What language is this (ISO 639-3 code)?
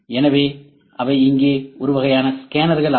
tam